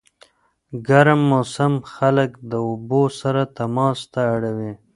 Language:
Pashto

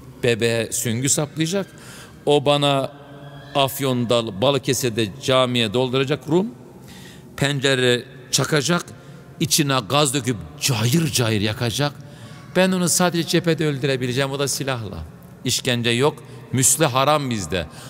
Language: Turkish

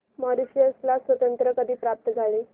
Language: Marathi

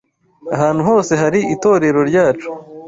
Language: Kinyarwanda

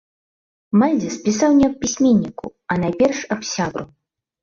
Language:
Belarusian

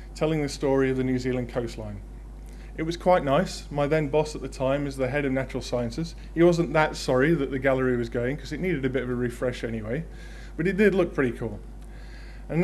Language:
English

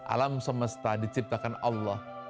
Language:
Indonesian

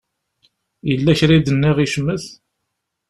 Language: Kabyle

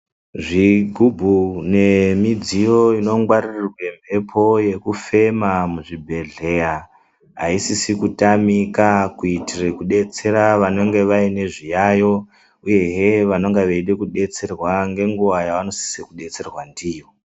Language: Ndau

